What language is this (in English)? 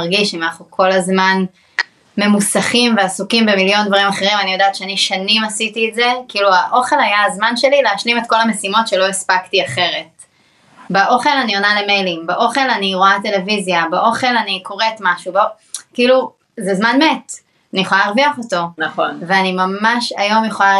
Hebrew